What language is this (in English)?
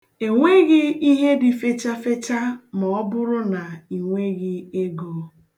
Igbo